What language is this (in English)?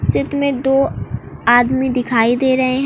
Hindi